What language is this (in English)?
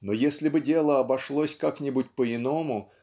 Russian